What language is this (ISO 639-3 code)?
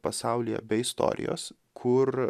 lit